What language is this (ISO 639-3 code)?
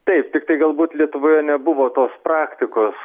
lit